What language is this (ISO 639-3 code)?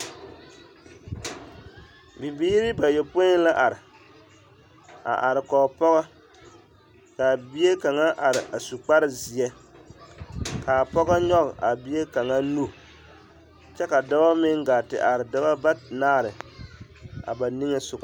dga